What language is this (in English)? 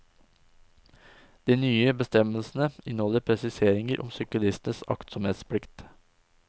Norwegian